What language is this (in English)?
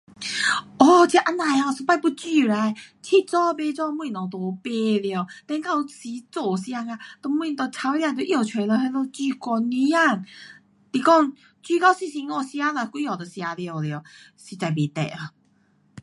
Pu-Xian Chinese